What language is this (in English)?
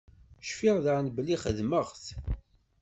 Kabyle